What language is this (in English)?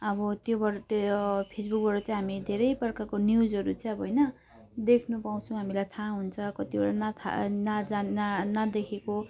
Nepali